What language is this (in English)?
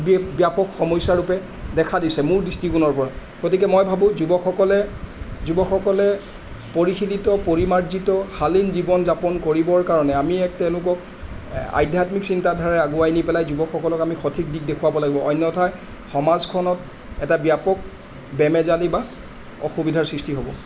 Assamese